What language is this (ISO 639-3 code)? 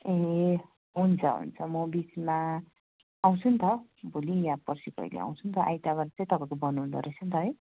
nep